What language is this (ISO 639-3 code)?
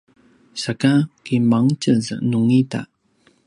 pwn